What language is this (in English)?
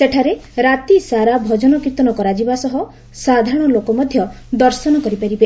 Odia